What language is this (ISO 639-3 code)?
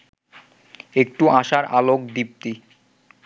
ben